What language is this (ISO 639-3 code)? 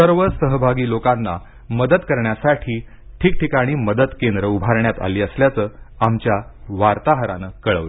mar